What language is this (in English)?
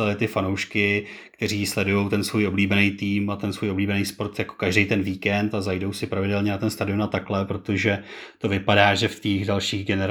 Czech